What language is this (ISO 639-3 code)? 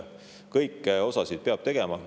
est